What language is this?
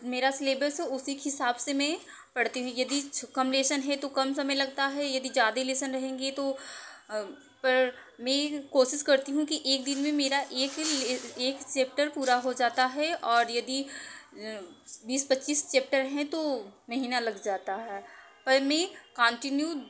Hindi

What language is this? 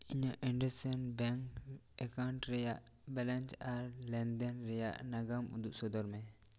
Santali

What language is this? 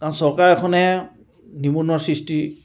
Assamese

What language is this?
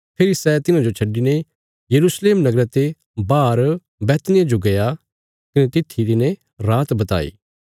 Bilaspuri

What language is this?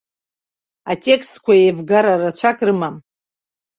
Abkhazian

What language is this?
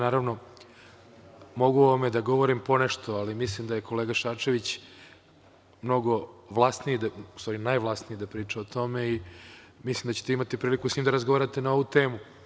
Serbian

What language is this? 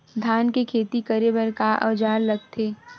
Chhattisgarhi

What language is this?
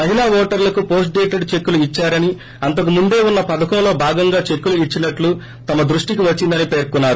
Telugu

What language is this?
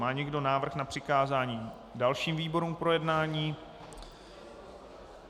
Czech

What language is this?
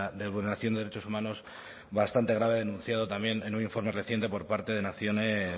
Spanish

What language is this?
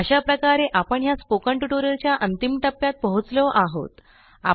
Marathi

